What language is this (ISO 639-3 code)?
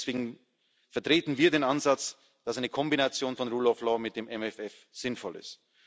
deu